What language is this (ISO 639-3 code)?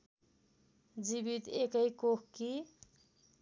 nep